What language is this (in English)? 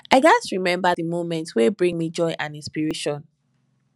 Nigerian Pidgin